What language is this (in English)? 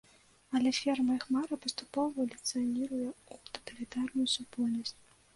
Belarusian